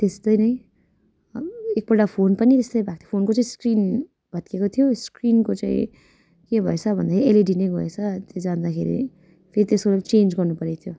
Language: Nepali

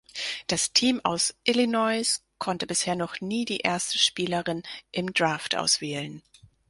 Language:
German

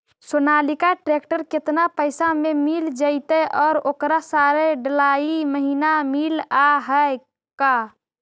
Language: Magahi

